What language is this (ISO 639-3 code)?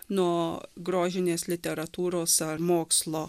lit